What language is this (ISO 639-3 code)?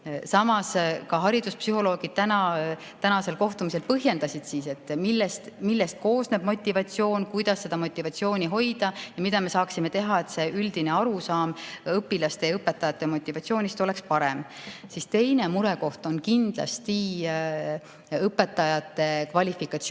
est